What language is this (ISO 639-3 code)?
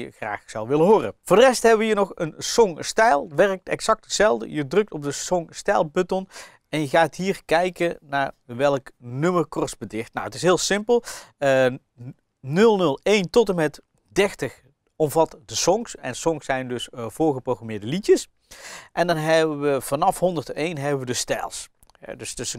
nld